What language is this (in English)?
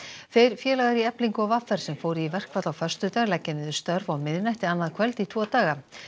Icelandic